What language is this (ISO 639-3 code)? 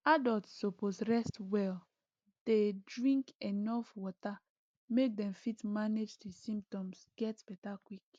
pcm